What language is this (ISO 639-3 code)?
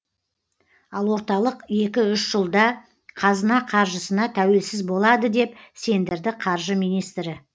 kaz